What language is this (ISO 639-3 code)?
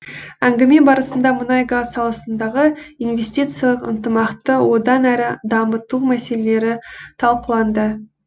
kaz